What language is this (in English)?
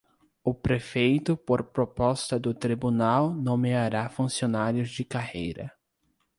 Portuguese